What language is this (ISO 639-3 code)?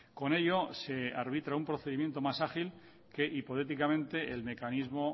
spa